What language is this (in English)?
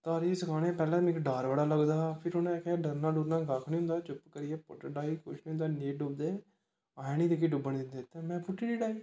Dogri